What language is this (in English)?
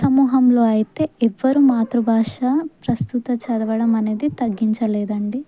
Telugu